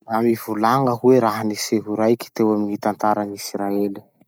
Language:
Masikoro Malagasy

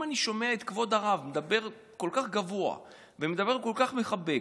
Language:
Hebrew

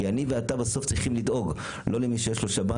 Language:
Hebrew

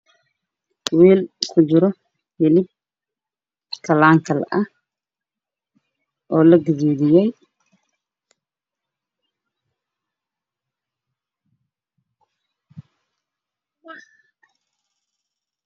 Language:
Somali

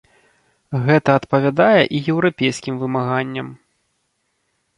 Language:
Belarusian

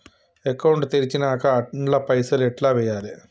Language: Telugu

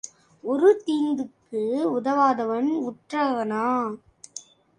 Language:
Tamil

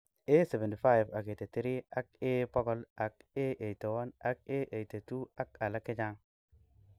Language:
Kalenjin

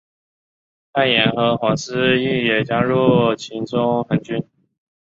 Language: Chinese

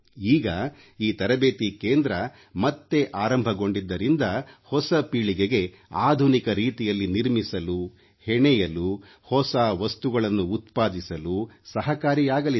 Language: Kannada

